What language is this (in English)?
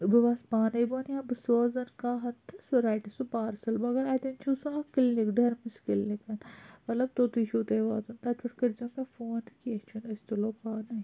Kashmiri